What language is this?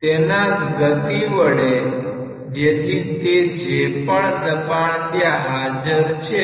Gujarati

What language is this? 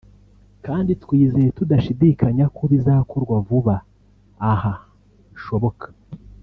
Kinyarwanda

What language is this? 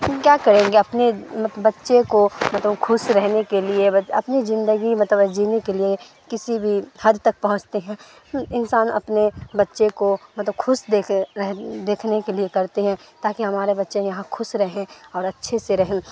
Urdu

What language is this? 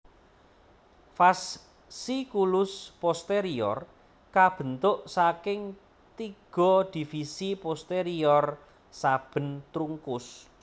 Javanese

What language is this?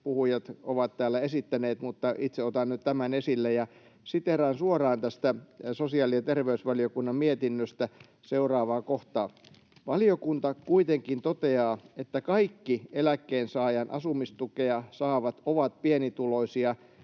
Finnish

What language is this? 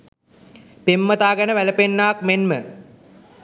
Sinhala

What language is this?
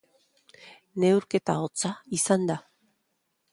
Basque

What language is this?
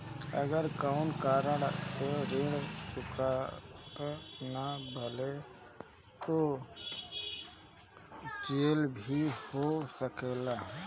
Bhojpuri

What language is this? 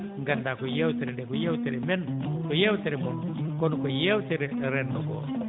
Fula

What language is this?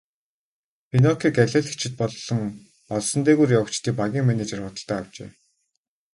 Mongolian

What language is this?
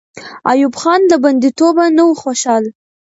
Pashto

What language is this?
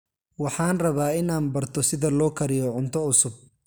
Somali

